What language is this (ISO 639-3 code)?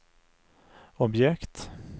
swe